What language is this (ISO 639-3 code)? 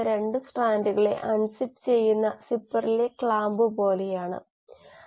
mal